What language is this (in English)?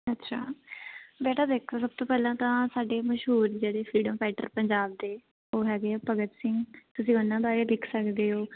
Punjabi